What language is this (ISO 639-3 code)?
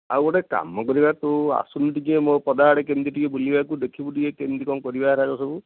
ori